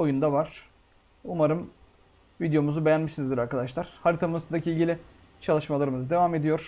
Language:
Turkish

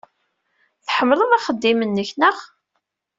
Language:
Kabyle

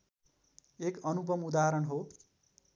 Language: Nepali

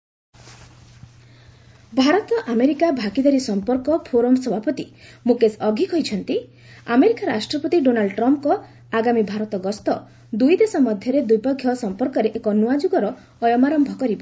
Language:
Odia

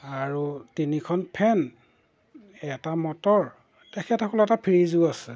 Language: Assamese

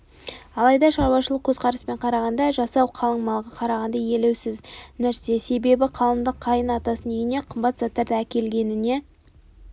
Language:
Kazakh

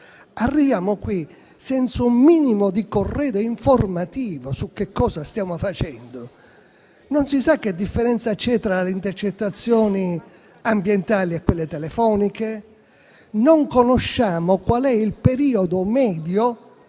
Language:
Italian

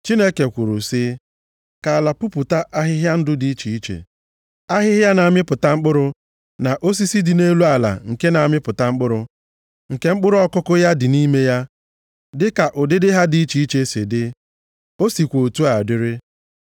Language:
Igbo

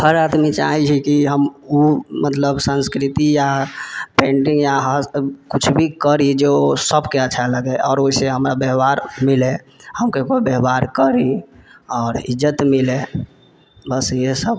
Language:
Maithili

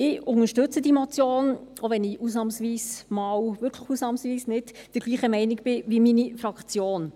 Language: Swiss German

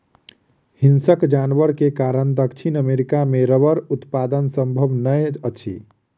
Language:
Maithili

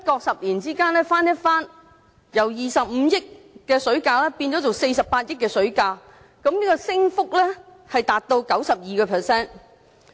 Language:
Cantonese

